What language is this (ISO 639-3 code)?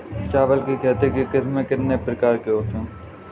hin